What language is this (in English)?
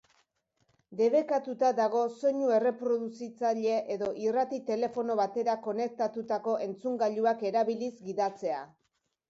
Basque